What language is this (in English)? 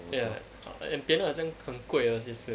English